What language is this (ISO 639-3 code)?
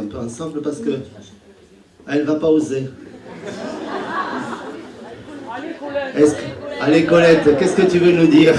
fra